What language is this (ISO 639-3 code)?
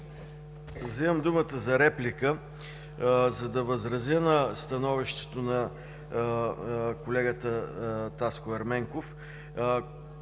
bul